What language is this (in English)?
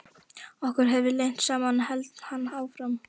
Icelandic